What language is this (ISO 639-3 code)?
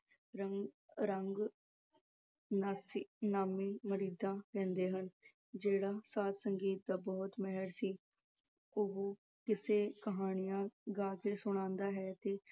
pan